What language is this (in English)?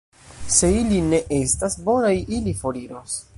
Esperanto